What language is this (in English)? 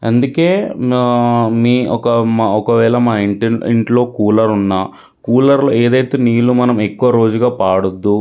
Telugu